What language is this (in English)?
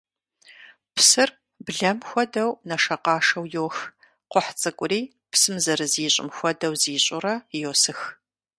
Kabardian